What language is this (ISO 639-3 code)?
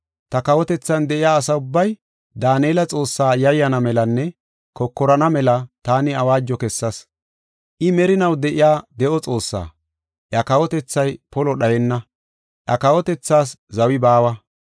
gof